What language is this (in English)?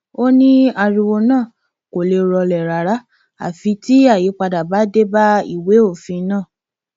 Yoruba